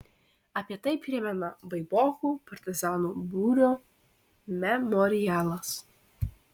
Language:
Lithuanian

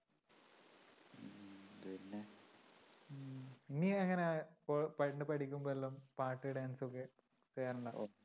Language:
Malayalam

